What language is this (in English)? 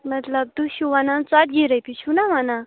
Kashmiri